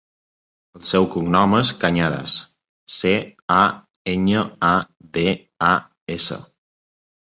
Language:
Catalan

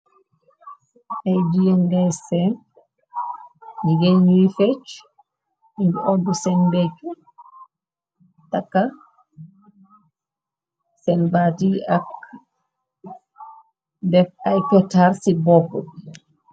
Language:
Wolof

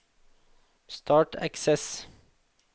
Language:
Norwegian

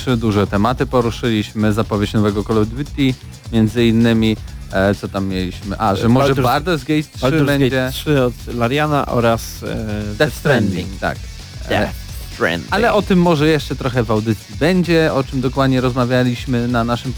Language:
Polish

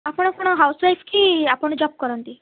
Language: Odia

